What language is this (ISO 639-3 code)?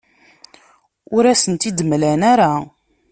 kab